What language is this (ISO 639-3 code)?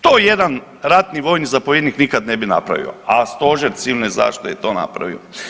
hrv